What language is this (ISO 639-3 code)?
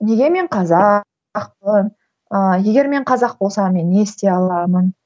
kaz